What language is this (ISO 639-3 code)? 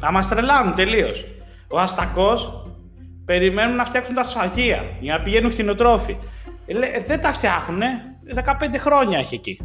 ell